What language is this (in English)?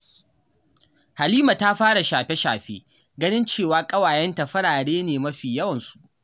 Hausa